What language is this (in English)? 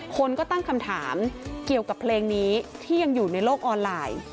Thai